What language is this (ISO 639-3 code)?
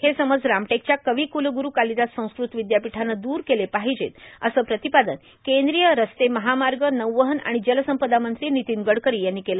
mar